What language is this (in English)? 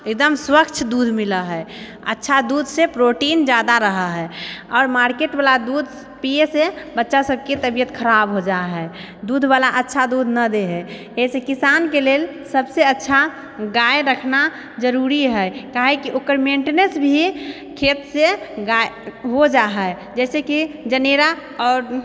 Maithili